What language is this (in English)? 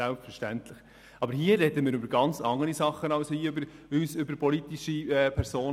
Swiss German